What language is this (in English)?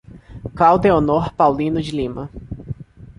Portuguese